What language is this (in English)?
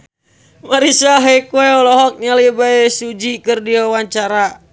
Sundanese